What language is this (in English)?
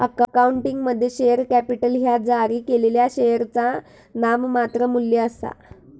Marathi